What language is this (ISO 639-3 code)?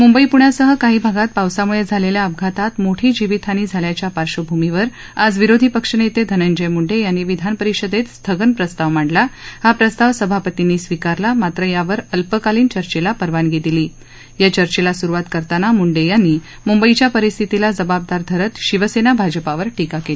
mar